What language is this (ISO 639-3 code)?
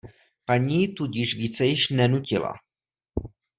ces